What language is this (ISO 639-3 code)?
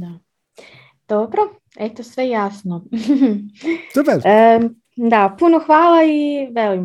hrv